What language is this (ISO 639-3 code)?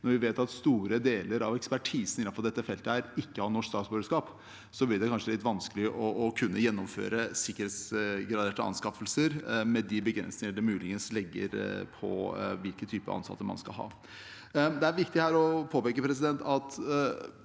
nor